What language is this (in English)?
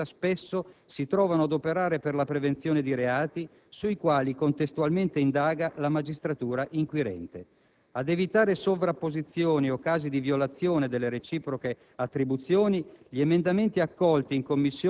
Italian